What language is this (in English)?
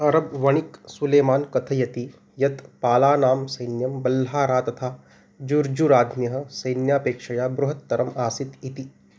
Sanskrit